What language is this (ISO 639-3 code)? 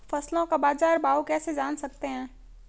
hin